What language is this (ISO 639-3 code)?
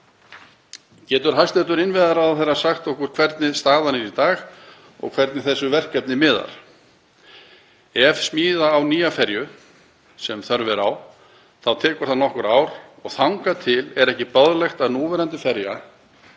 isl